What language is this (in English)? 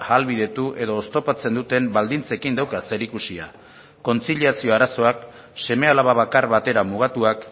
Basque